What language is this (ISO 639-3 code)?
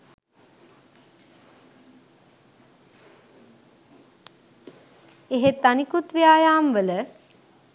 sin